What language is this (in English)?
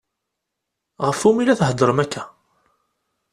Kabyle